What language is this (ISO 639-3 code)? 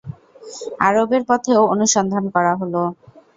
ben